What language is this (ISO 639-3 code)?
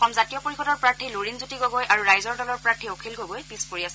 asm